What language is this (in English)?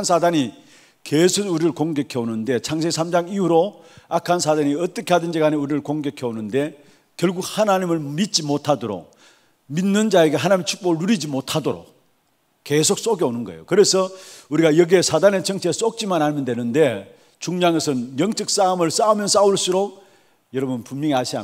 Korean